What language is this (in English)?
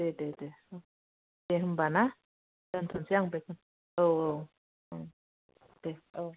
Bodo